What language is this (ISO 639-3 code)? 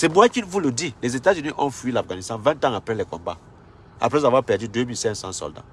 fra